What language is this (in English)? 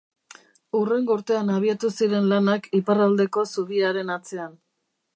Basque